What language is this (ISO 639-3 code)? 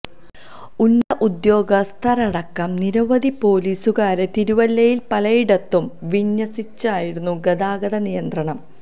mal